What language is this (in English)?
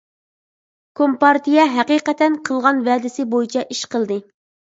Uyghur